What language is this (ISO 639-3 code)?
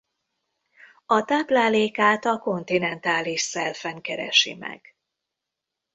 hun